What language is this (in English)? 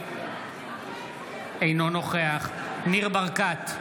Hebrew